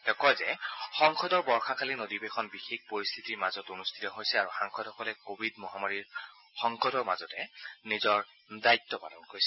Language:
Assamese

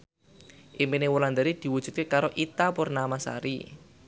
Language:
Javanese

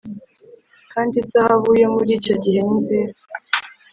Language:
Kinyarwanda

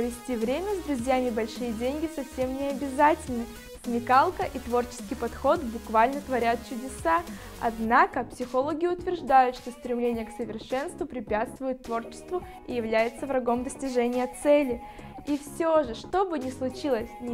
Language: Russian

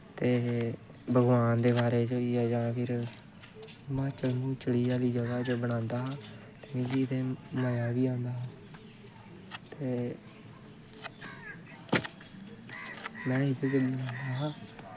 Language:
Dogri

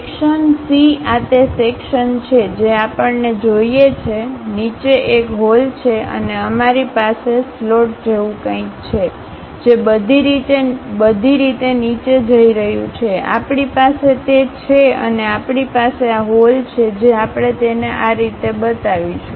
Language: Gujarati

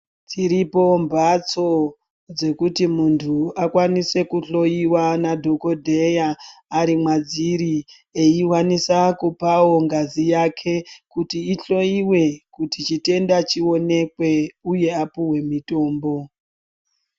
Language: Ndau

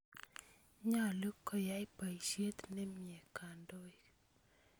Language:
Kalenjin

